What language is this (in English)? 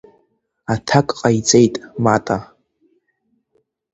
Abkhazian